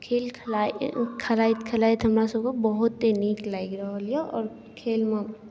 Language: Maithili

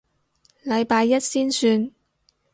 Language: Cantonese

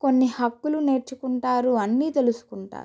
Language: Telugu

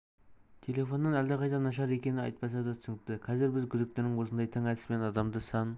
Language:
Kazakh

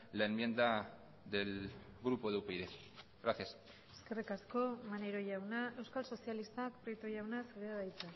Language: Basque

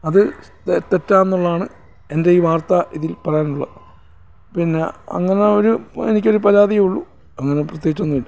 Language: Malayalam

